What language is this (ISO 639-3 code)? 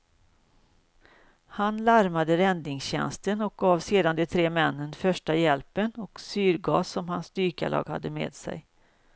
swe